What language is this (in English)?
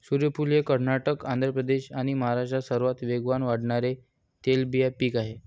Marathi